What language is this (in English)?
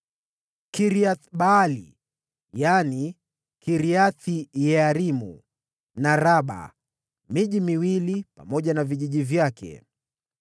Swahili